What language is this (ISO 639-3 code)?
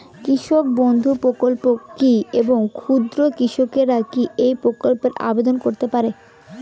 ben